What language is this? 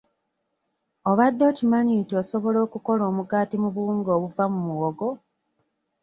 Ganda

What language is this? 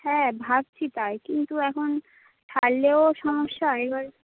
Bangla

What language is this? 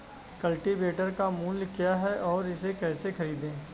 Hindi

